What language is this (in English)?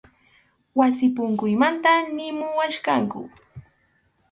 Arequipa-La Unión Quechua